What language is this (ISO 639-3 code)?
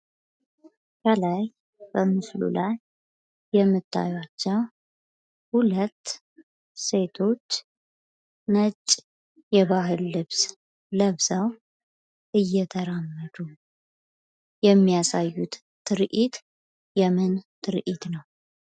amh